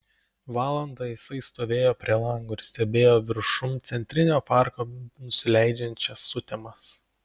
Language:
Lithuanian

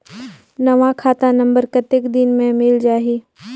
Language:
Chhattisgarhi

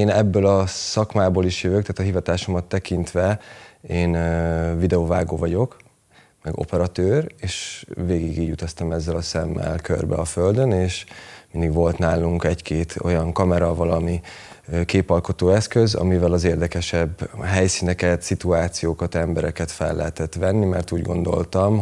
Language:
Hungarian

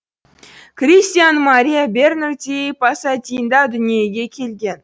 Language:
Kazakh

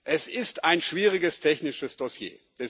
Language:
German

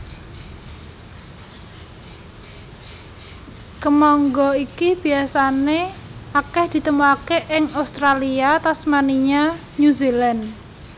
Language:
Javanese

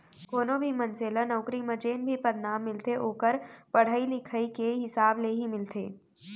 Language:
Chhattisgarhi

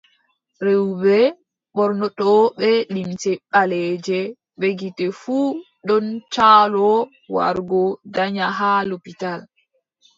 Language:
Adamawa Fulfulde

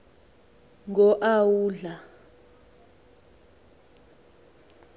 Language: Xhosa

